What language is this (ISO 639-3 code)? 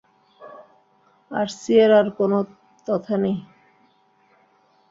ben